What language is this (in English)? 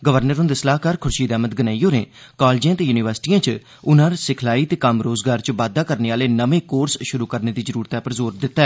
Dogri